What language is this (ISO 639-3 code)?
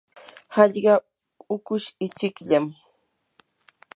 qur